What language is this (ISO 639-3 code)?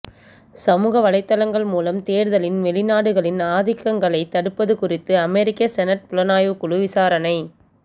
tam